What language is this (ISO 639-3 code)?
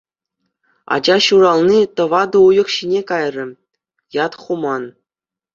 chv